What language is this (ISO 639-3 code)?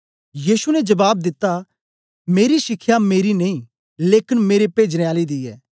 doi